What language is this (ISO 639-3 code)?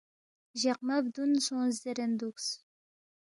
bft